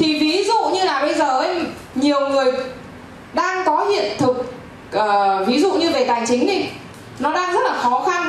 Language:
Vietnamese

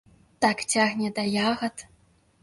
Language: Belarusian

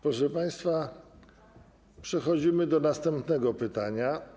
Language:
Polish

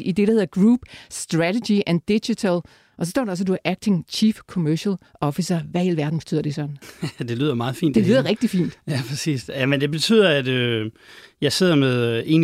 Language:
Danish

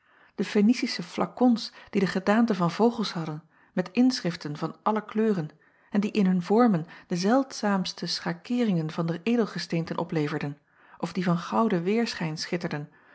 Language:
Dutch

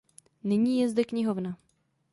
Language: Czech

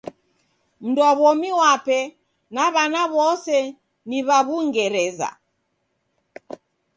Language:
Taita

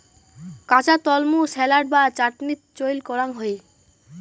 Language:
Bangla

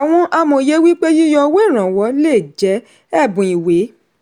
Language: Yoruba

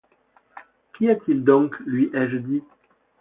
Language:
French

